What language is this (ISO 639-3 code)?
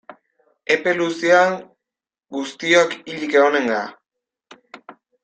eus